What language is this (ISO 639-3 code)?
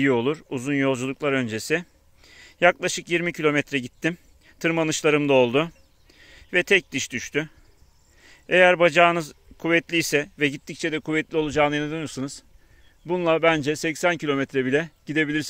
tur